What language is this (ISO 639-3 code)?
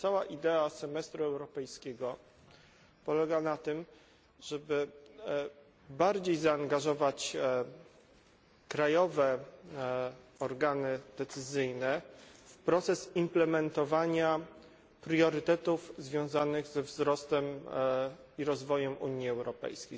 pol